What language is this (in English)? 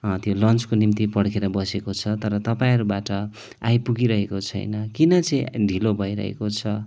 Nepali